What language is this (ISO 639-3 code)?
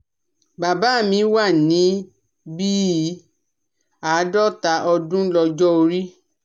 yor